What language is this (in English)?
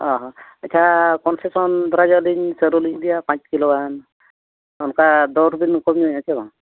Santali